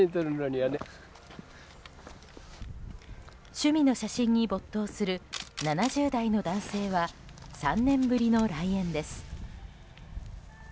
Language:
Japanese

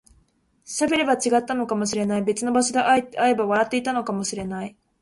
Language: Japanese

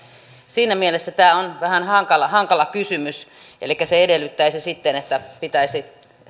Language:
Finnish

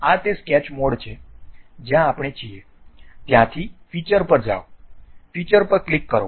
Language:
Gujarati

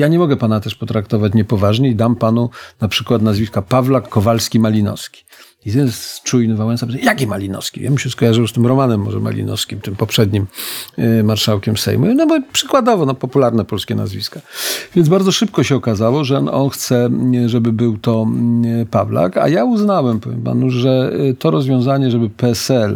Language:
Polish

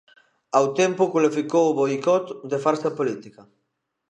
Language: Galician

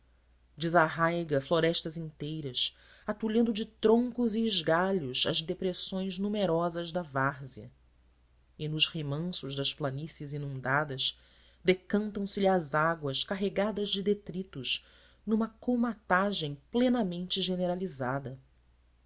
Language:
Portuguese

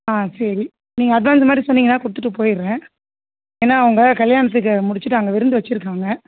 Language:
Tamil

